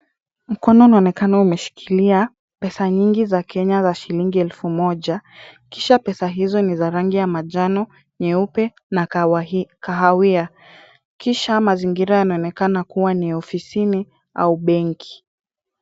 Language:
Swahili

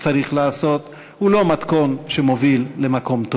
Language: Hebrew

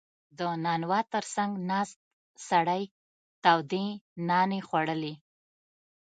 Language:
Pashto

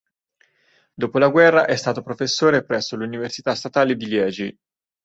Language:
Italian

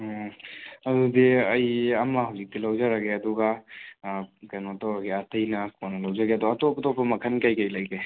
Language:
Manipuri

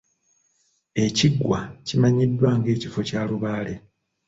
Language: Ganda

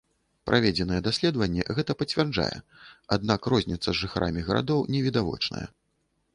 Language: Belarusian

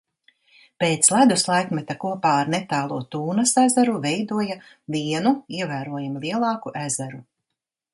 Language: Latvian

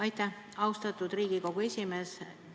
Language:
Estonian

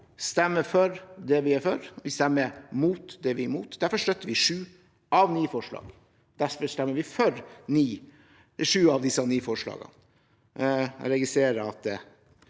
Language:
Norwegian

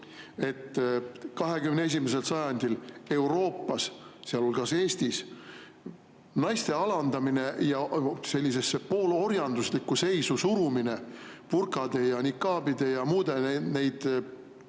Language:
Estonian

